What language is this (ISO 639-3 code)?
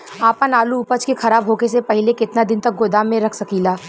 bho